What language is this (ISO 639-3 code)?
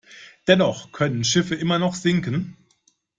deu